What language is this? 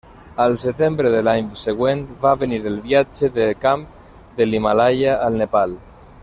Catalan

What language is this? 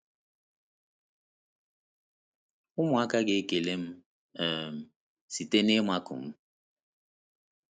Igbo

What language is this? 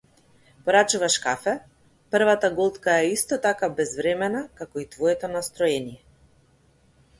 Macedonian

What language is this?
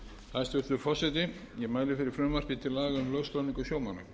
Icelandic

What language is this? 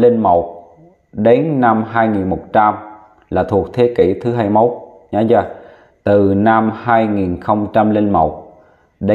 Vietnamese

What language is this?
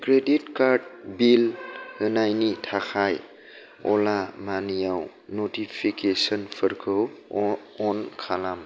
Bodo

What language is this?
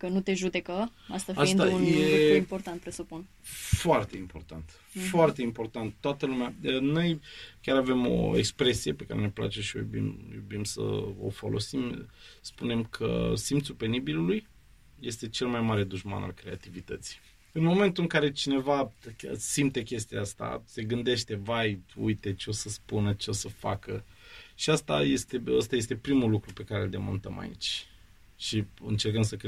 Romanian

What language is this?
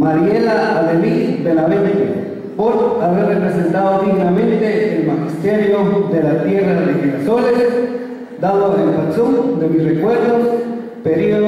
Spanish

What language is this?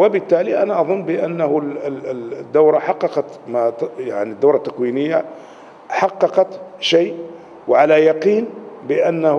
Arabic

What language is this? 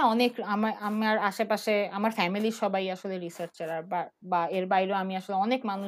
Bangla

